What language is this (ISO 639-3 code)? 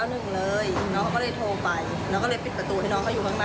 tha